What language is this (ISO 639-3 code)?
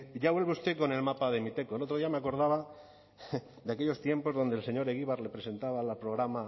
spa